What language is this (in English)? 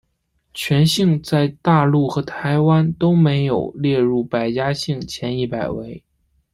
Chinese